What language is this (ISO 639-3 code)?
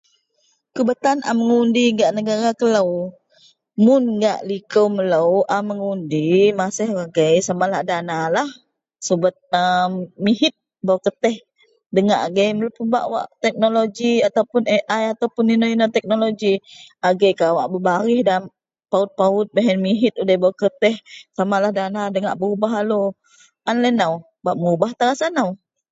mel